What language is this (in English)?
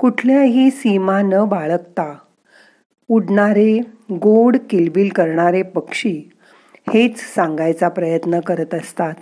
Marathi